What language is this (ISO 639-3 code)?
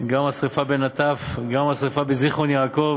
heb